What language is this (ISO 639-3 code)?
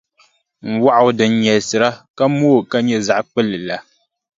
dag